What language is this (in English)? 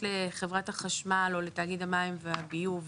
Hebrew